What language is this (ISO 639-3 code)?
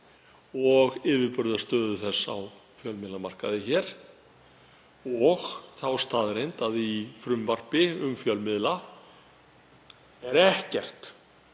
isl